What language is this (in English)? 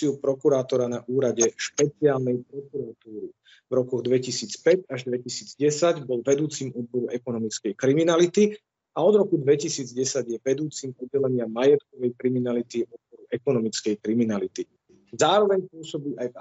Slovak